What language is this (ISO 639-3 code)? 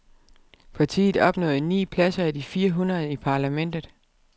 dan